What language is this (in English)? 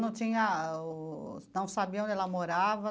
Portuguese